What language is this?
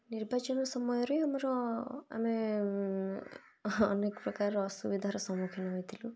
Odia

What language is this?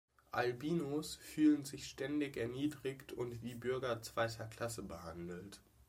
German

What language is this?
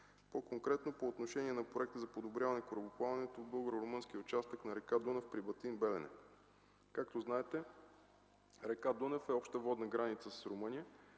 Bulgarian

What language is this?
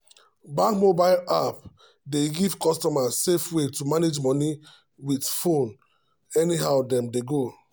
Nigerian Pidgin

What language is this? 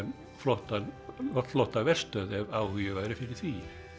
Icelandic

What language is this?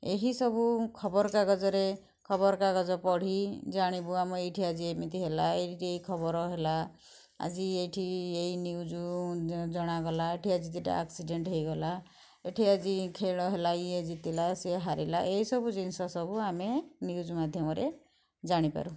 Odia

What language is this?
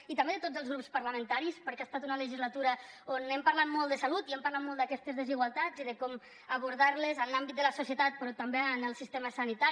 Catalan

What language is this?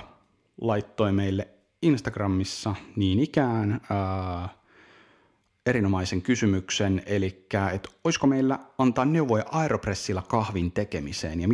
Finnish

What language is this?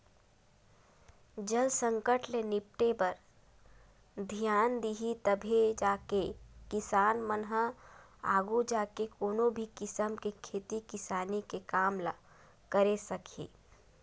Chhattisgarhi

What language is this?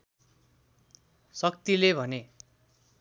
Nepali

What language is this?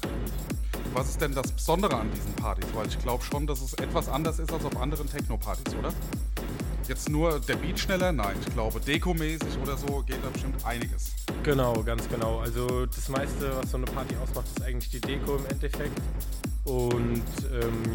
German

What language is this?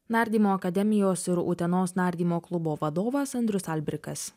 Lithuanian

